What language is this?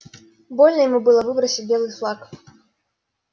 Russian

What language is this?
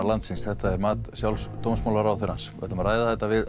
Icelandic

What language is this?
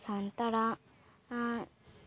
Santali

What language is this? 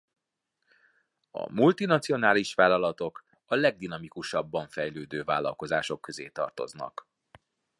Hungarian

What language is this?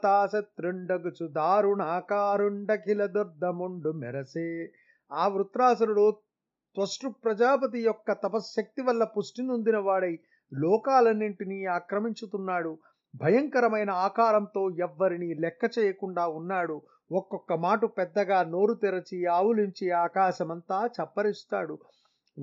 Telugu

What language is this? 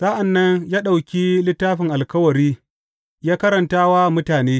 Hausa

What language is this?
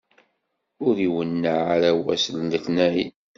Kabyle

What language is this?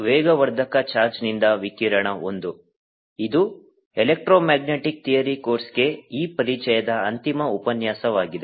Kannada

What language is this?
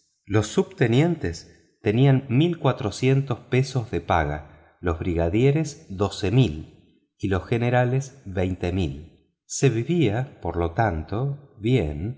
Spanish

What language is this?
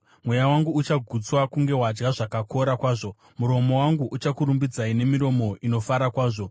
Shona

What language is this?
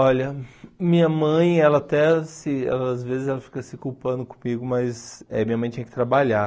Portuguese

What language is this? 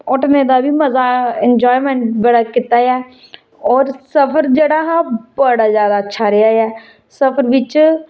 Dogri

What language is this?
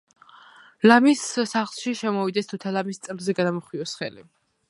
Georgian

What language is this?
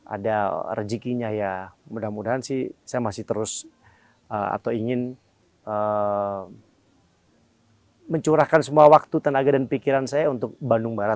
Indonesian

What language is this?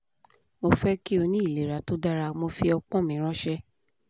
Yoruba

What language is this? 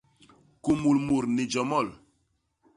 Basaa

